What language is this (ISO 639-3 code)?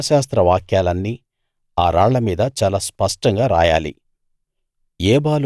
tel